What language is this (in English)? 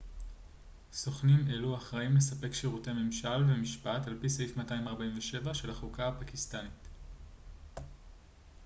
Hebrew